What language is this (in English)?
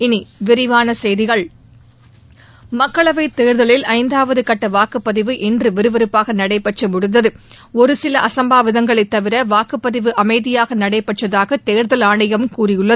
Tamil